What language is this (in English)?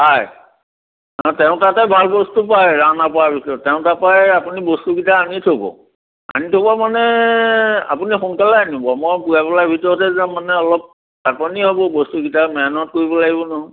Assamese